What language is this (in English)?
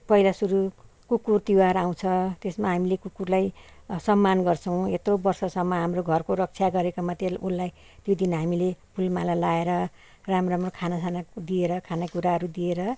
Nepali